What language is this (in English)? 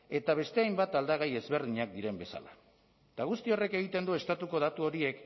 Basque